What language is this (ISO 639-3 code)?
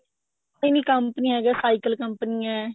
pan